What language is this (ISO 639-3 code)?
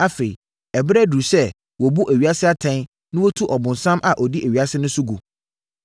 aka